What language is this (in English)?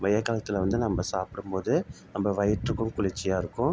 Tamil